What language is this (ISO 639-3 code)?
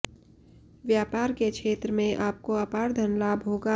hin